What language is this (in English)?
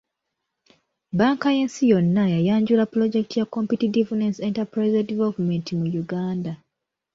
Ganda